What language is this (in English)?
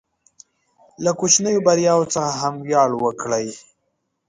Pashto